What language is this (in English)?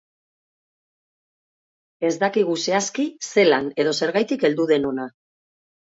Basque